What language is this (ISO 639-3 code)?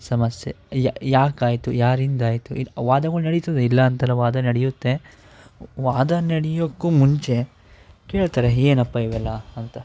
kan